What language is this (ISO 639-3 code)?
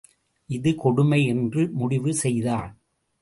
tam